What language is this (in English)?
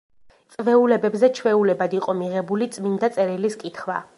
Georgian